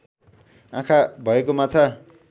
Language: Nepali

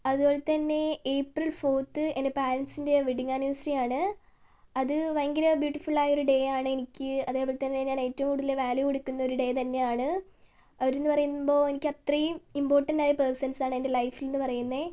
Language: Malayalam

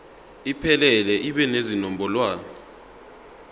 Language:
Zulu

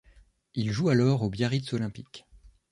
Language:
French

